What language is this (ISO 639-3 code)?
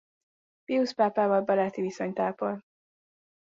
hun